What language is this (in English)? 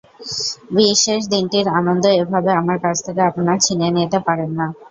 Bangla